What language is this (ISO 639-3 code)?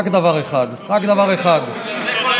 heb